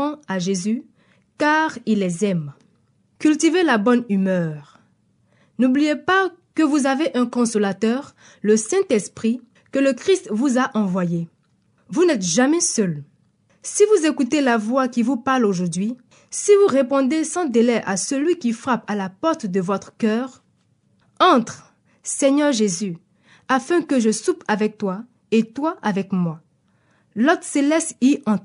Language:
French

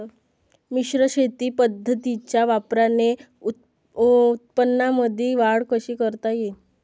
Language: Marathi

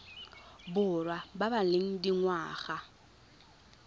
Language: Tswana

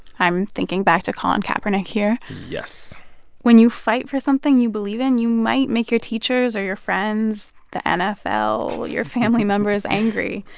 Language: English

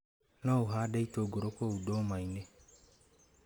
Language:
Kikuyu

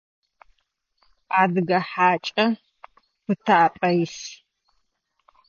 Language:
Adyghe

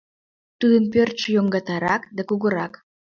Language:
Mari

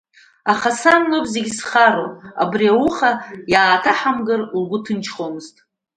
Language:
Abkhazian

